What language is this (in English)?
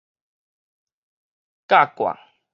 Min Nan Chinese